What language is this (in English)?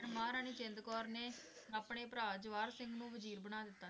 Punjabi